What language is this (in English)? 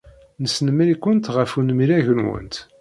Kabyle